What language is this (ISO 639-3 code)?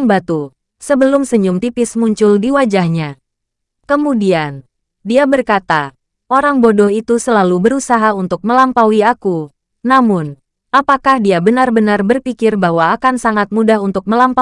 ind